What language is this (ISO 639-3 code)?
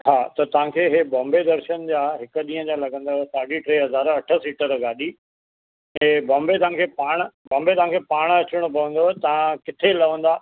snd